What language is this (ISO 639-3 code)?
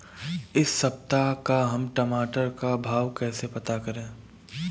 hin